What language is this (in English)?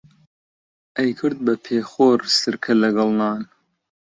Central Kurdish